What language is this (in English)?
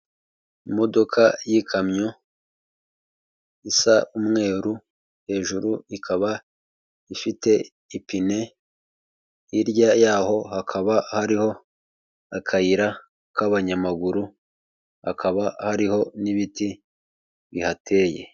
Kinyarwanda